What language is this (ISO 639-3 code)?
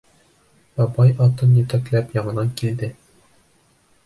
bak